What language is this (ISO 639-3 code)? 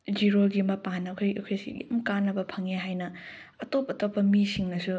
mni